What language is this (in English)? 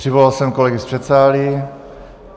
Czech